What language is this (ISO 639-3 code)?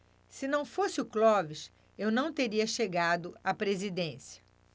por